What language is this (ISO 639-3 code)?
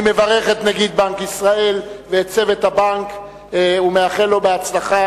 heb